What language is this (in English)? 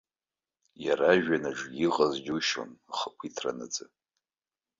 Abkhazian